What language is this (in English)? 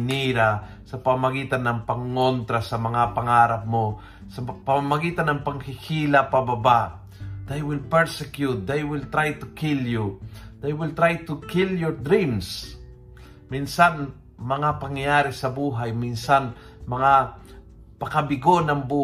Filipino